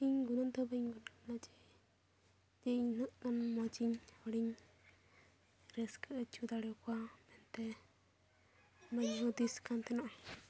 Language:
Santali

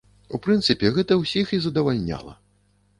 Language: Belarusian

